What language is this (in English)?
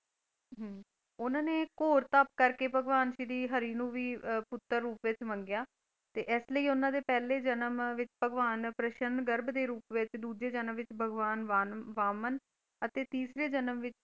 Punjabi